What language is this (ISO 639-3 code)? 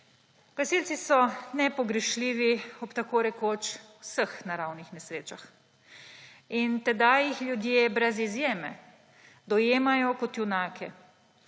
slv